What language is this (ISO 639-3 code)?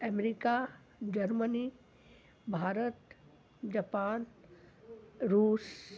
snd